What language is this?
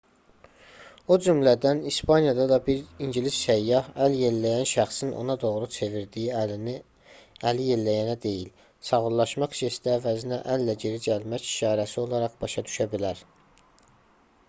Azerbaijani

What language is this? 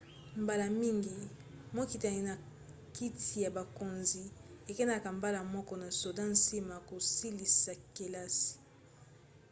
Lingala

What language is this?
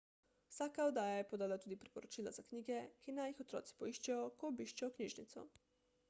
Slovenian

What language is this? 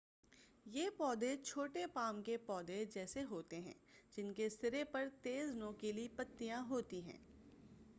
Urdu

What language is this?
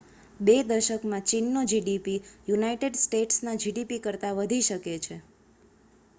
Gujarati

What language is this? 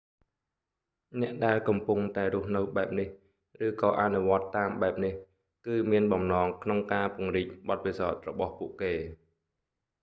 Khmer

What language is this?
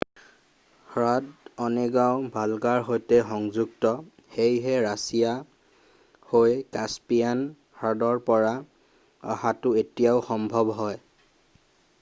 Assamese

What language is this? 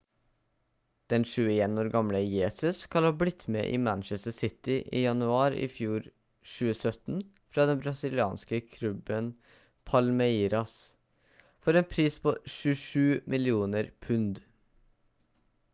Norwegian Bokmål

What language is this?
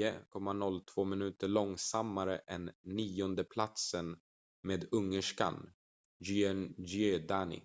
Swedish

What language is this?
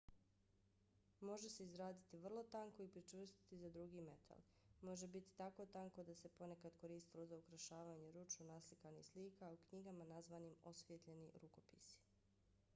Bosnian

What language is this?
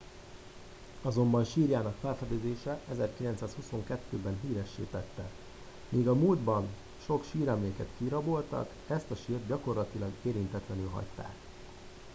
Hungarian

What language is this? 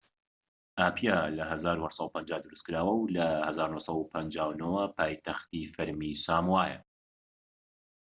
Central Kurdish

